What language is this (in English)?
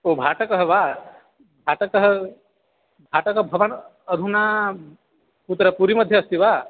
Sanskrit